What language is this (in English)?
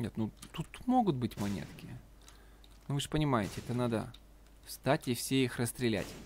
Russian